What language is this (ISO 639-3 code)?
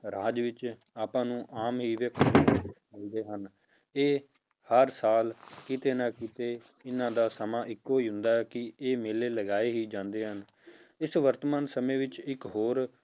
pan